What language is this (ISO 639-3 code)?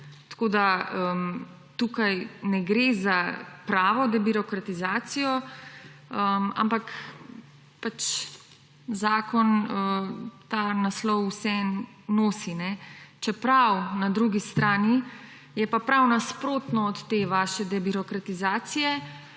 slv